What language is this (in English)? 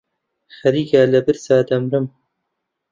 Central Kurdish